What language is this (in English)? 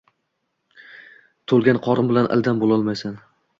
Uzbek